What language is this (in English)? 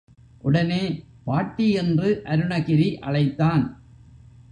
Tamil